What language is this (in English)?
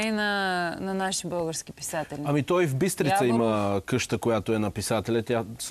Bulgarian